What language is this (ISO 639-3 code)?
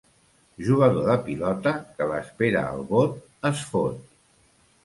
cat